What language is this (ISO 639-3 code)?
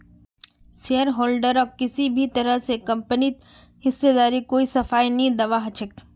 mag